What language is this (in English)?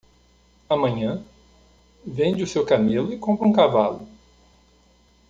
Portuguese